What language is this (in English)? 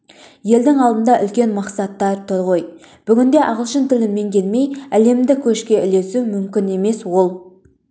Kazakh